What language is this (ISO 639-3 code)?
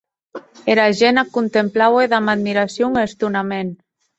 oci